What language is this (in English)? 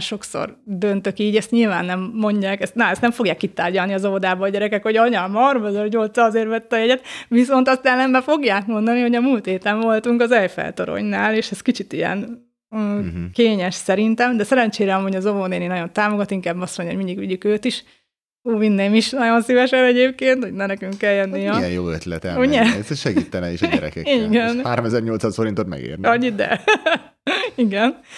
Hungarian